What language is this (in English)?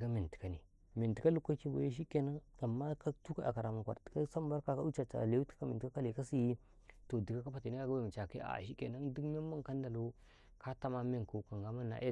Karekare